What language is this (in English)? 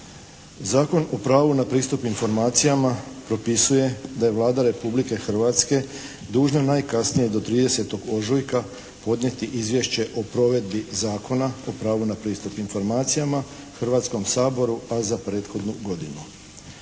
Croatian